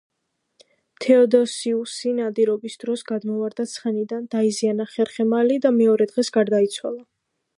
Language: Georgian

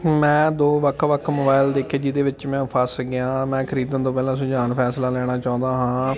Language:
Punjabi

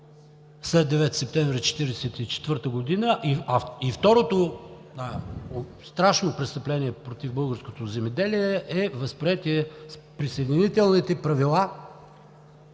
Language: Bulgarian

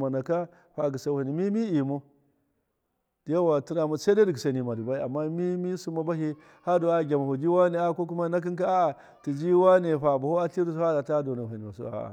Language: Miya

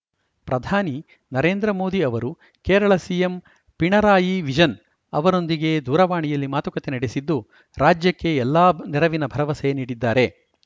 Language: Kannada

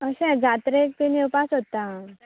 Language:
Konkani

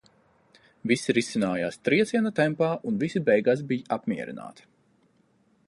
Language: Latvian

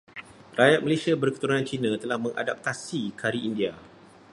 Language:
Malay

